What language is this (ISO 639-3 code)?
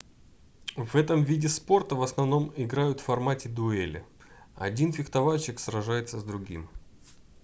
rus